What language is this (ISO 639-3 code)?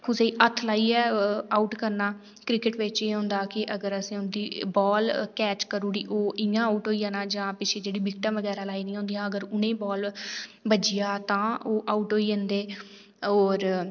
doi